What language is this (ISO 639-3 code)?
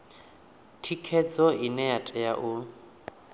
ven